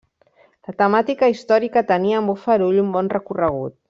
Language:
Catalan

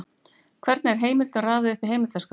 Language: Icelandic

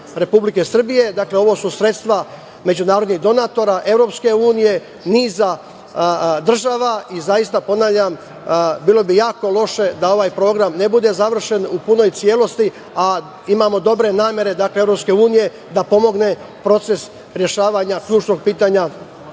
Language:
Serbian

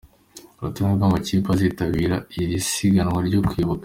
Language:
Kinyarwanda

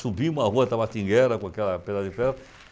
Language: Portuguese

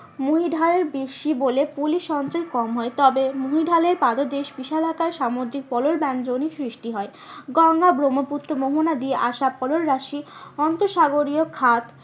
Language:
Bangla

